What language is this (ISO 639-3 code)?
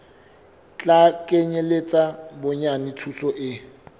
sot